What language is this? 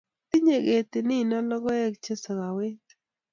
Kalenjin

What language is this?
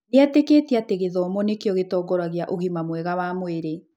Kikuyu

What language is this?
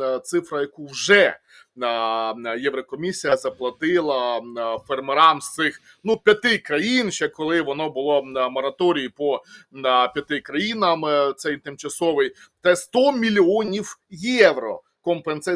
Ukrainian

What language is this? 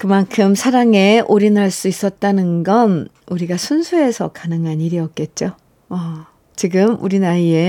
Korean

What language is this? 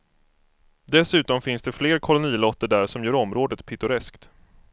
Swedish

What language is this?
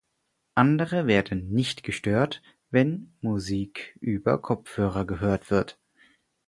German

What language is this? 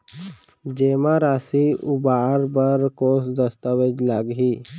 Chhattisgarhi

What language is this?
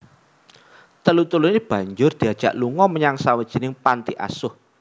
Javanese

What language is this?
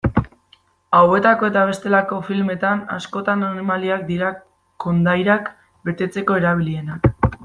Basque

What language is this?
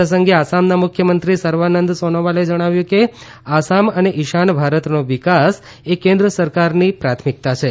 Gujarati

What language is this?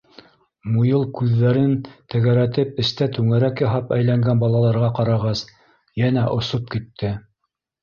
Bashkir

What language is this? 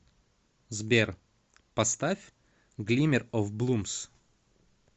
Russian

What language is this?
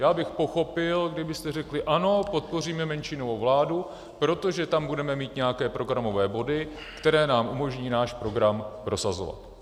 Czech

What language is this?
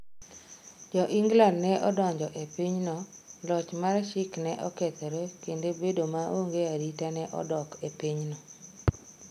Luo (Kenya and Tanzania)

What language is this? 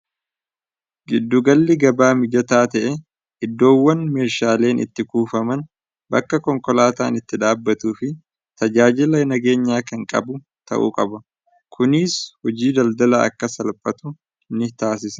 Oromo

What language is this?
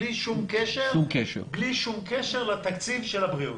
Hebrew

